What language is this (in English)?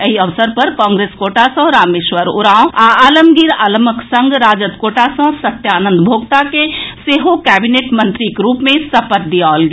Maithili